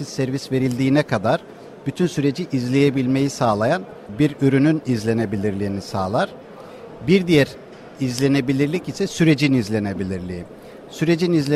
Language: Turkish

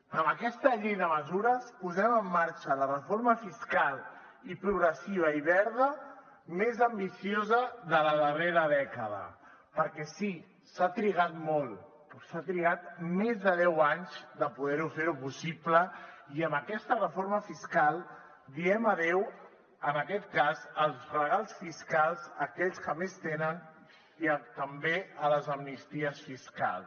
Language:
Catalan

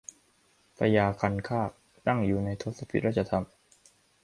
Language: Thai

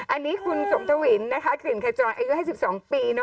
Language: Thai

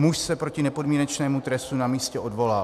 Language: Czech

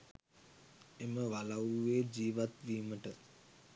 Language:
Sinhala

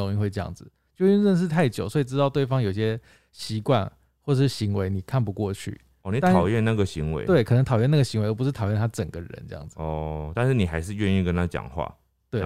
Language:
Chinese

